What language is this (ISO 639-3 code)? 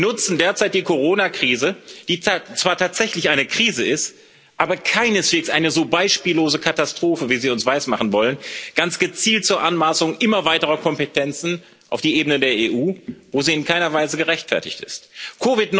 deu